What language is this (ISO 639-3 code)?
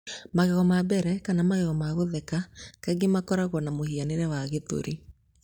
kik